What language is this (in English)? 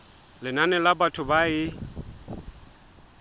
Southern Sotho